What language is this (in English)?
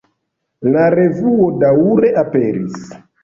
Esperanto